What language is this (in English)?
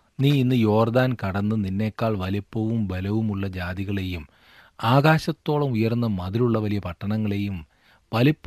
Malayalam